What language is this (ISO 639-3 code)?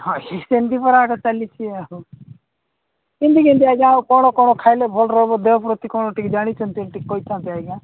ori